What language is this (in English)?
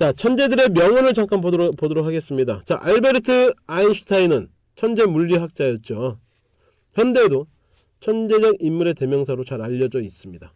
Korean